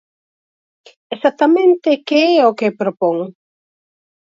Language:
Galician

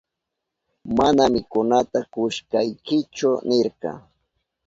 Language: Southern Pastaza Quechua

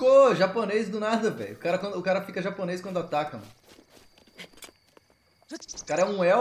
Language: Portuguese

